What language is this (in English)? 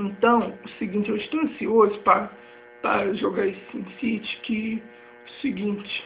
Portuguese